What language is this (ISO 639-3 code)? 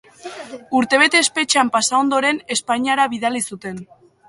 eus